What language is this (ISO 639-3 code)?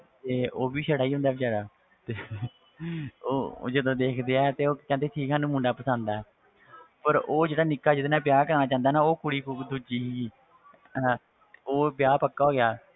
pan